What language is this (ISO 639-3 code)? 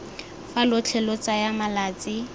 tsn